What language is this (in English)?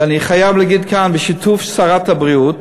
Hebrew